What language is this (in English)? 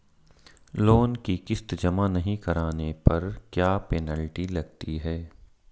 Hindi